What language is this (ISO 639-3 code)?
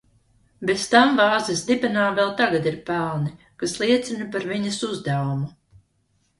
lav